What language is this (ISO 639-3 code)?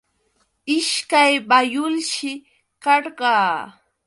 qux